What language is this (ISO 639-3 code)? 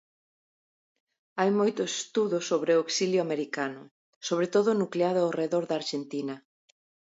glg